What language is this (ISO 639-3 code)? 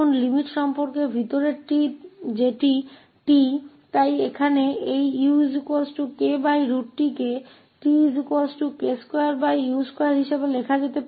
hin